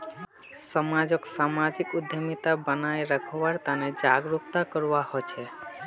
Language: Magahi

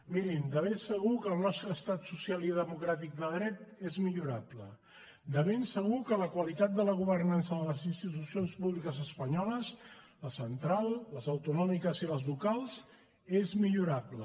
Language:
Catalan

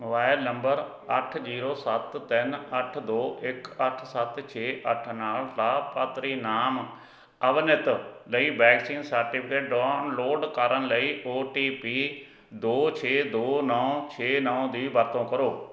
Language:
Punjabi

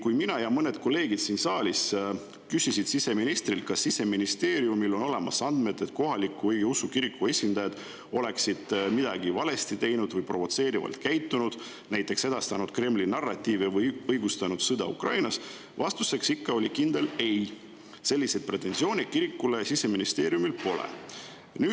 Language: Estonian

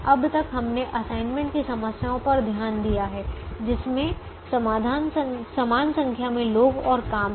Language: Hindi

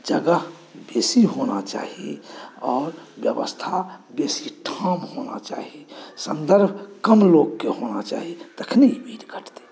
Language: Maithili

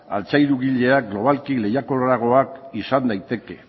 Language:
Basque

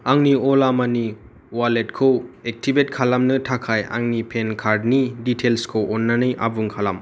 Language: Bodo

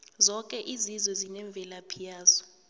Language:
South Ndebele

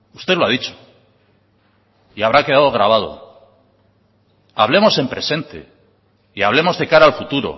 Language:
Spanish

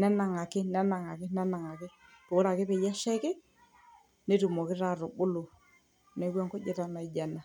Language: Masai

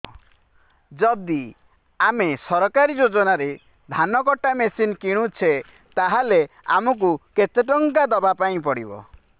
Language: Odia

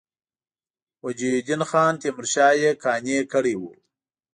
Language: Pashto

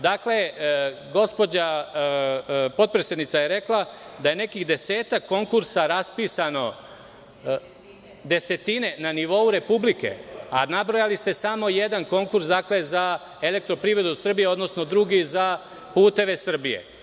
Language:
Serbian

